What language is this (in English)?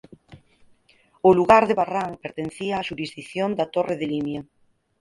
Galician